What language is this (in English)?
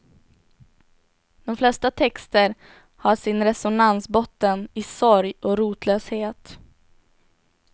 Swedish